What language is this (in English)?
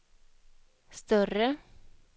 Swedish